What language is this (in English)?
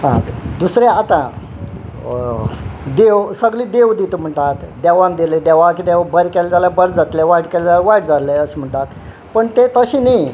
Konkani